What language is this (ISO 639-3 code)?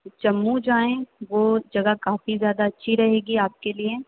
urd